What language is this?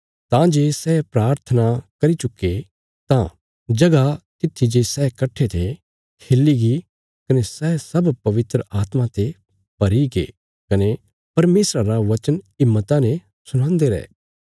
Bilaspuri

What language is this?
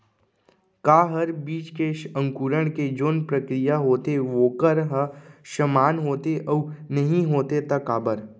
Chhattisgarhi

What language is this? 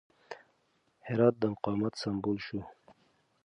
Pashto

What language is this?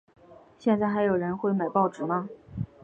Chinese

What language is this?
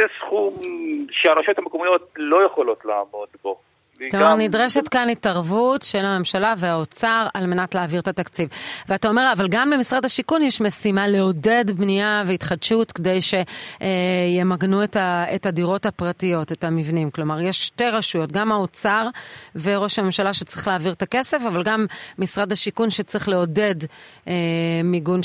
Hebrew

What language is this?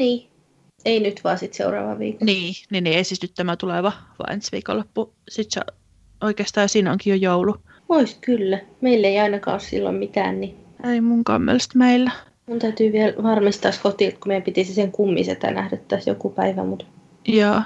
Finnish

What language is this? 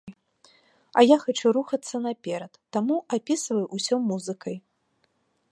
Belarusian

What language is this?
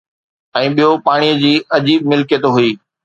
Sindhi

